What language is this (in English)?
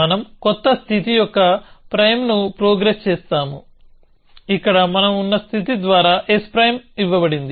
Telugu